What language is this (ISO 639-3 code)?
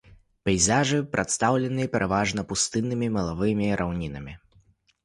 bel